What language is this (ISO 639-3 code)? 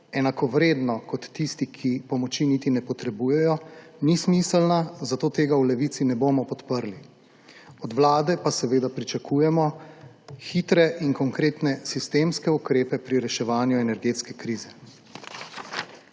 slv